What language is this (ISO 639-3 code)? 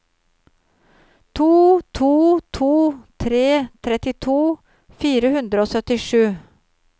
nor